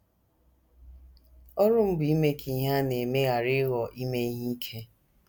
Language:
Igbo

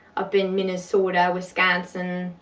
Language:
English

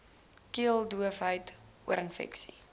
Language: Afrikaans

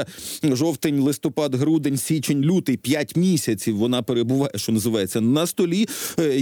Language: Ukrainian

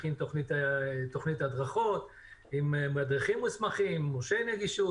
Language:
Hebrew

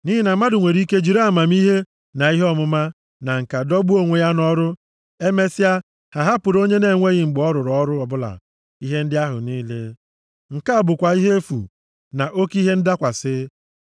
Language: Igbo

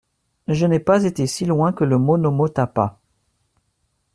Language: French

